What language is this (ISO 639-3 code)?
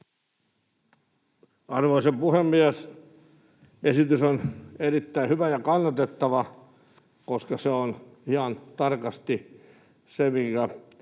fin